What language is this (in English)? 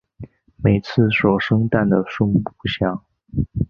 Chinese